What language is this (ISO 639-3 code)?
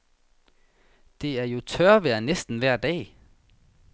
dan